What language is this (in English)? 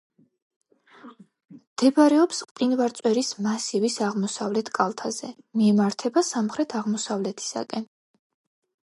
Georgian